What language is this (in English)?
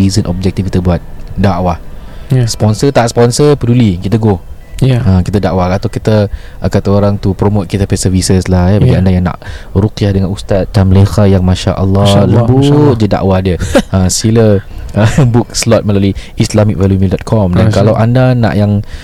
Malay